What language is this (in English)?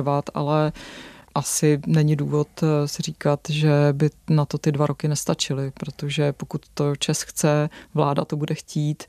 Czech